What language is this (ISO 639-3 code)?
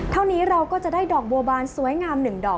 tha